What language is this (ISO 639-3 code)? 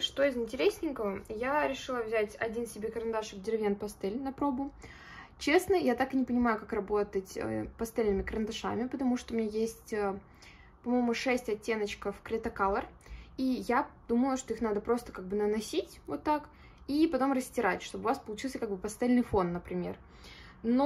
rus